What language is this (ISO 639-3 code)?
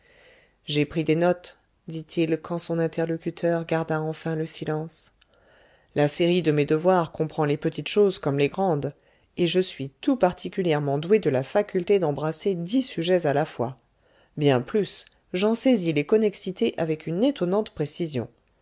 fra